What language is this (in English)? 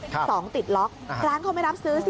Thai